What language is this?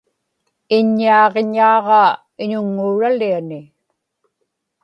Inupiaq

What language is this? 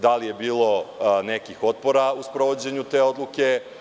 Serbian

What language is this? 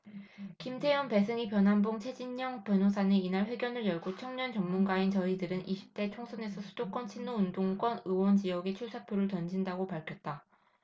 Korean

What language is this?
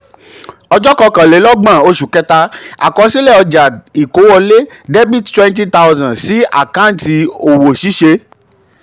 Yoruba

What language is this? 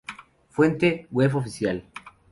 Spanish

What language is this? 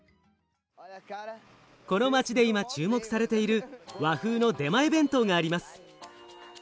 Japanese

